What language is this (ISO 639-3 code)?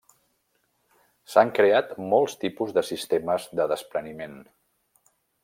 cat